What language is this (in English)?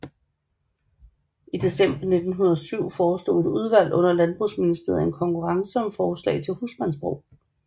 Danish